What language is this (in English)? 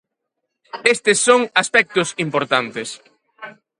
Galician